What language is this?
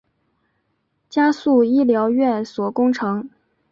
Chinese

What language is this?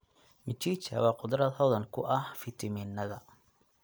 Somali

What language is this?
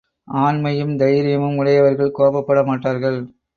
Tamil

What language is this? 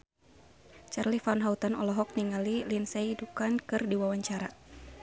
Sundanese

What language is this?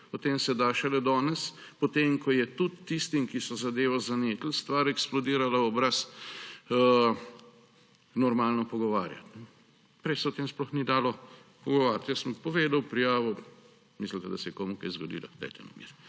Slovenian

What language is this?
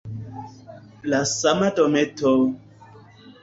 Esperanto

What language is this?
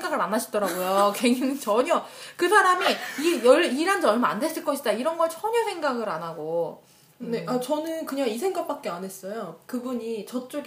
Korean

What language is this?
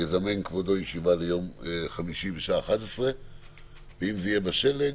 Hebrew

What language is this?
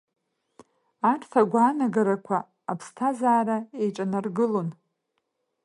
Abkhazian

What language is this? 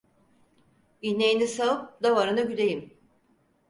Turkish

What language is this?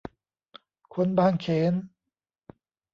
Thai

